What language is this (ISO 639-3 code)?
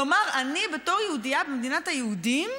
heb